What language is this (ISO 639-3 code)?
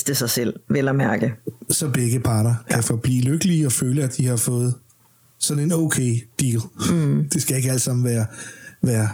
dan